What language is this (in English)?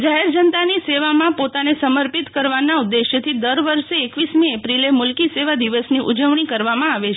Gujarati